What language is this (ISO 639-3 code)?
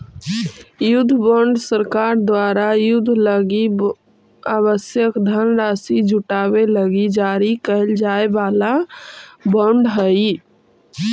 mag